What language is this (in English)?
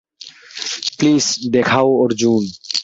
Bangla